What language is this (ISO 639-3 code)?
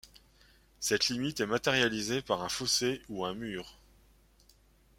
fra